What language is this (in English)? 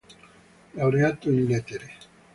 Italian